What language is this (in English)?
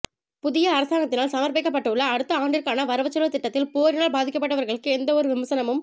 Tamil